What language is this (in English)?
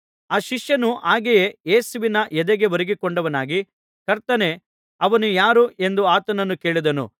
Kannada